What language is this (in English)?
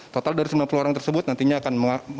Indonesian